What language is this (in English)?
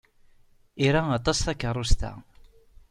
Kabyle